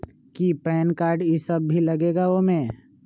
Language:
Magahi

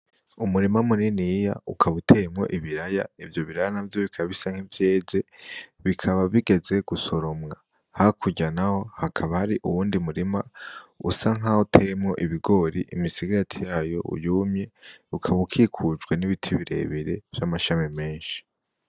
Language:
Rundi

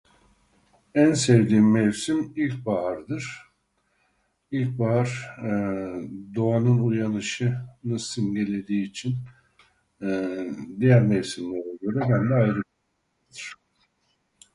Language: Turkish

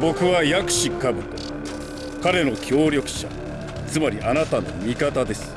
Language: Japanese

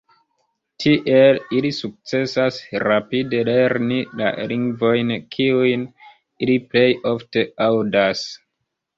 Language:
Esperanto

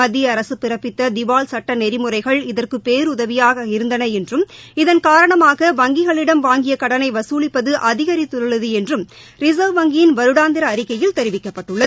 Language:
Tamil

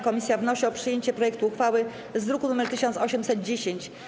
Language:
Polish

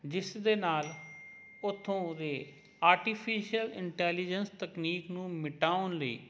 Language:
Punjabi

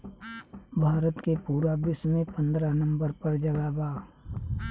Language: Bhojpuri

